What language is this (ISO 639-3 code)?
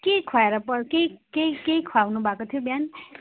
nep